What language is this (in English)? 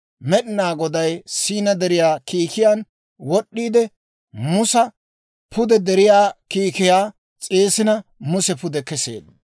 Dawro